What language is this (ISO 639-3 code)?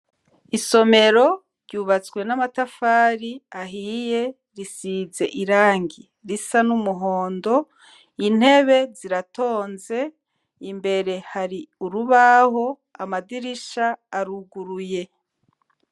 run